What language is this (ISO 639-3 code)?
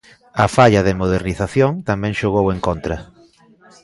glg